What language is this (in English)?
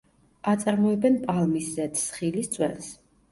Georgian